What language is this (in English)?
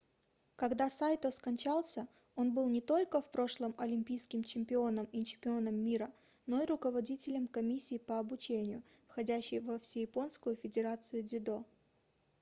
Russian